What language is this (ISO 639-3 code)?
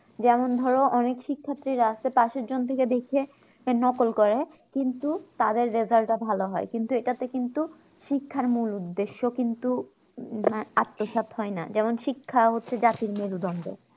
ben